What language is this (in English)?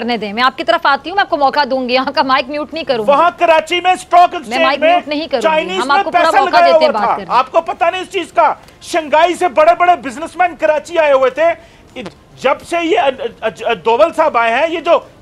Hindi